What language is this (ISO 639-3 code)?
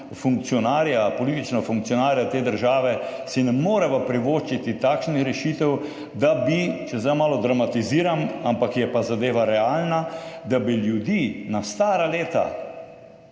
slv